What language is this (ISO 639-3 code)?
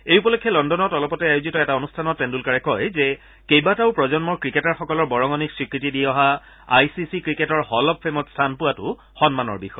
asm